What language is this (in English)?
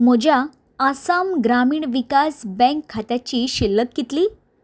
Konkani